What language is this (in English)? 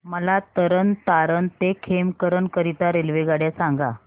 Marathi